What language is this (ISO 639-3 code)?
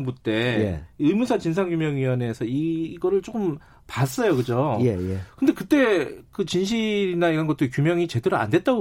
kor